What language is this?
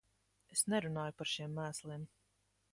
Latvian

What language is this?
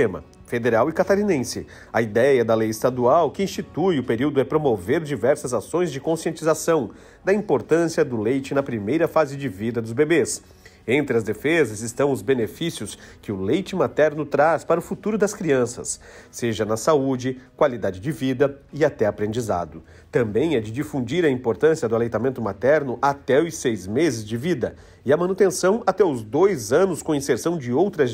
Portuguese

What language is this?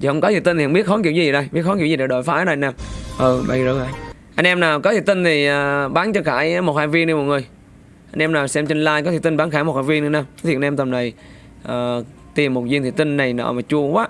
Vietnamese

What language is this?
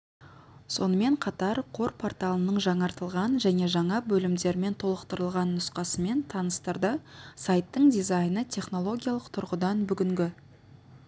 Kazakh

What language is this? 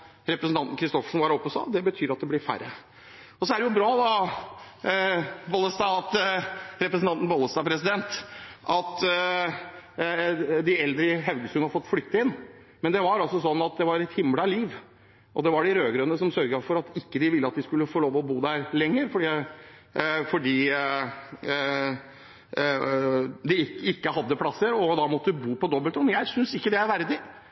Norwegian Bokmål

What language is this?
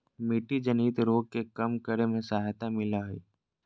Magahi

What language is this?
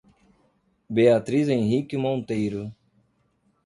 Portuguese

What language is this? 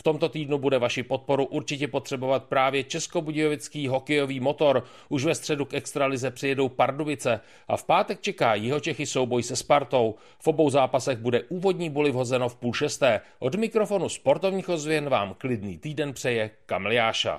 Czech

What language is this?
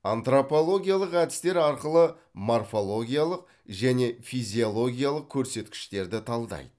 Kazakh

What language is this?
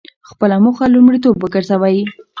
Pashto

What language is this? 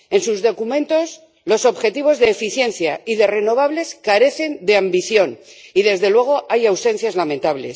Spanish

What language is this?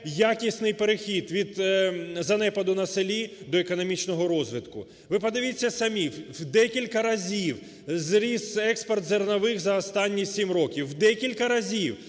Ukrainian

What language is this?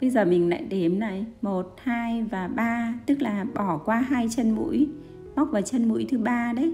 Vietnamese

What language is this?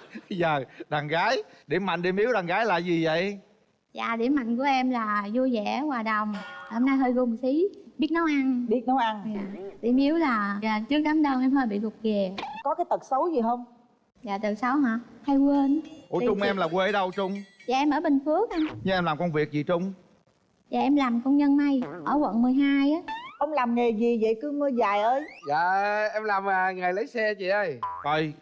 Vietnamese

